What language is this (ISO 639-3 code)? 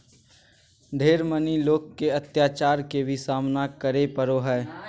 mag